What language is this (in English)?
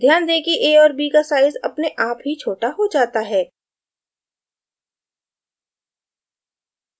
Hindi